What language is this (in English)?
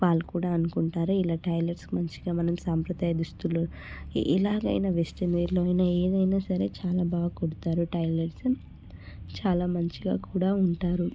Telugu